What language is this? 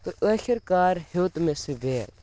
Kashmiri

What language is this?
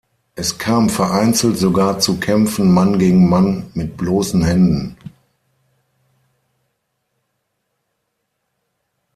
German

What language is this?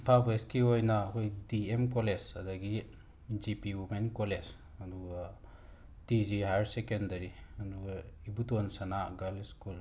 Manipuri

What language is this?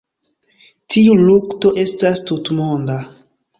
Esperanto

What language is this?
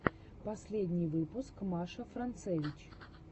Russian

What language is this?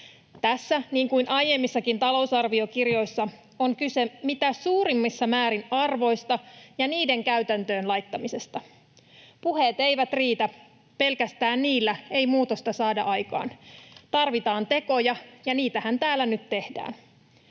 Finnish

